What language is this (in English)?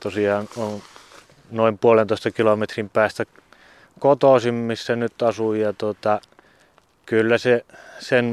Finnish